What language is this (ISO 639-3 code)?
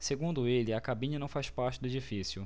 por